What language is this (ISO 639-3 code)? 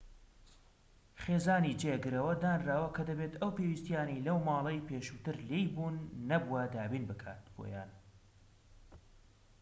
ckb